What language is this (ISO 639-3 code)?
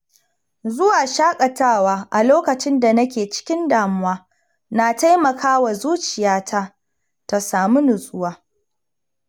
hau